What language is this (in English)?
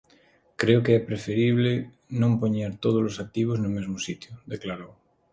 Galician